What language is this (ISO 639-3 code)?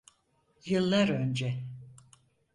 tur